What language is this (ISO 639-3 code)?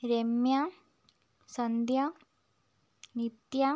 mal